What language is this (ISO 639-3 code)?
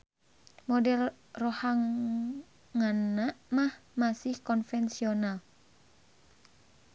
sun